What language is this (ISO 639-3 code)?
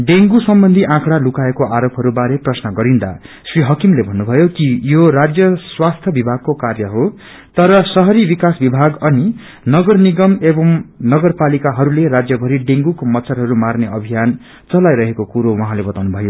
nep